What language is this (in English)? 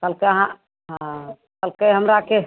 Maithili